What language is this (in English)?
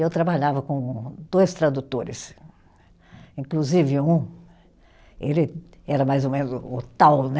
Portuguese